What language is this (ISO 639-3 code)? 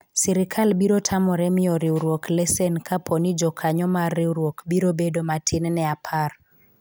luo